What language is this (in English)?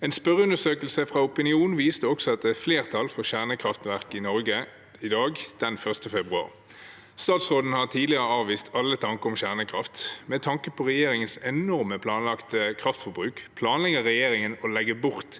Norwegian